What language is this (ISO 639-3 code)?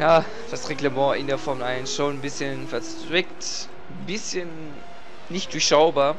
deu